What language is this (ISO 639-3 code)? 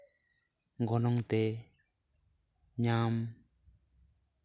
sat